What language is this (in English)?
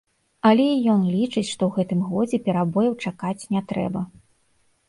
Belarusian